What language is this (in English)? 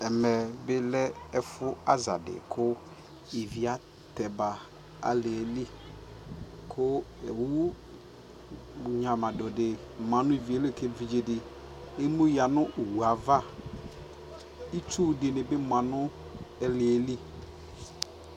Ikposo